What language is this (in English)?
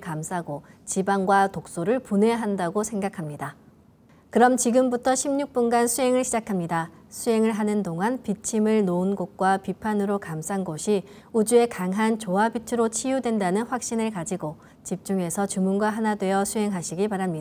Korean